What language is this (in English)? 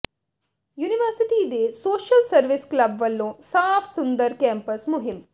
Punjabi